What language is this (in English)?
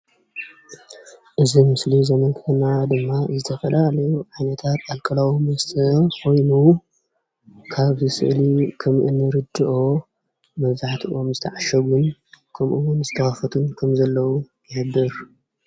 Tigrinya